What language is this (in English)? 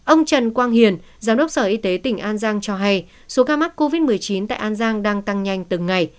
Vietnamese